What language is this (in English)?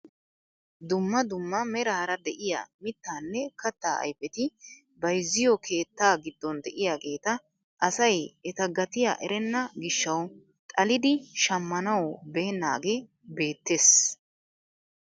Wolaytta